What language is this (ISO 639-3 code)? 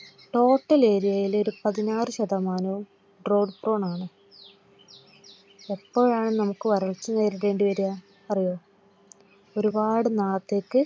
mal